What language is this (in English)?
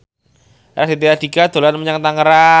Javanese